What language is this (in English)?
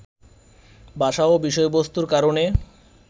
Bangla